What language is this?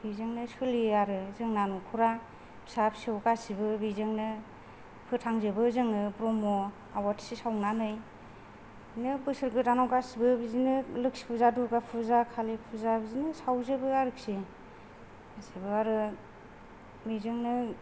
Bodo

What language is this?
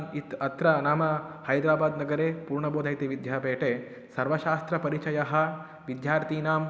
Sanskrit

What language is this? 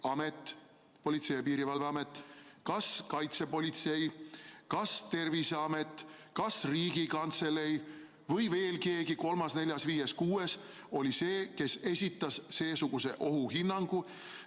Estonian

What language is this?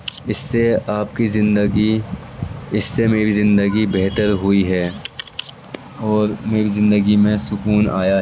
Urdu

